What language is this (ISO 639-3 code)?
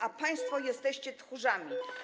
pol